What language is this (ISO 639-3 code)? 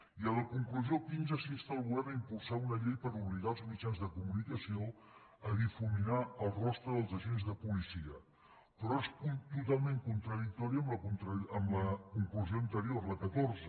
cat